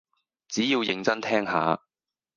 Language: Cantonese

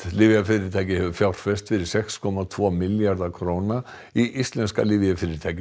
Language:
Icelandic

